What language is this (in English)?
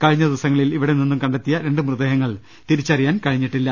Malayalam